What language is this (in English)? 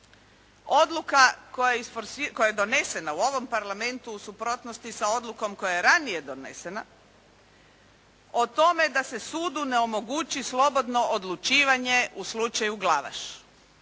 Croatian